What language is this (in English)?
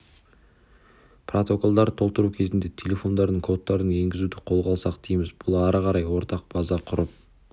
Kazakh